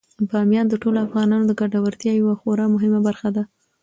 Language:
Pashto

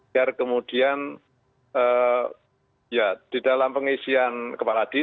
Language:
Indonesian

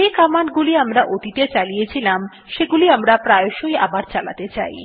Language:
Bangla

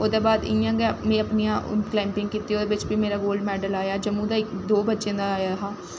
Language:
Dogri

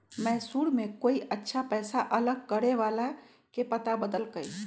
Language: Magahi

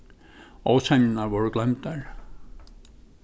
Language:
Faroese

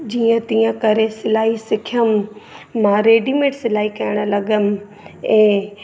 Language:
Sindhi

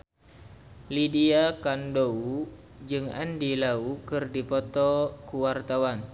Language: Sundanese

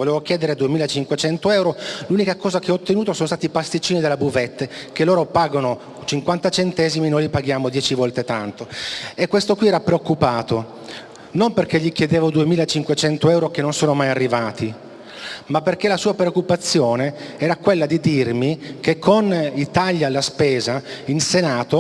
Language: Italian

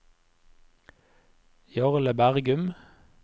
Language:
Norwegian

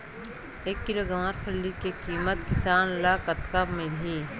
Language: Chhattisgarhi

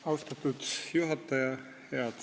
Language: Estonian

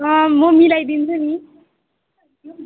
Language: Nepali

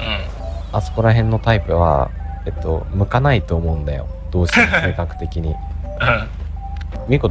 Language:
Japanese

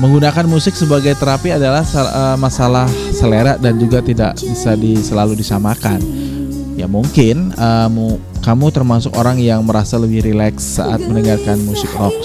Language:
Indonesian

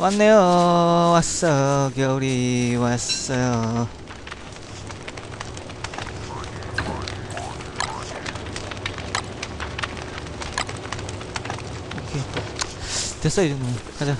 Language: Korean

